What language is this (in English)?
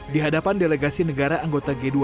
Indonesian